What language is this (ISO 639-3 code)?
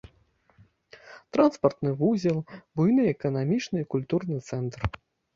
bel